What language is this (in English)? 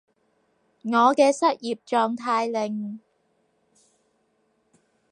Cantonese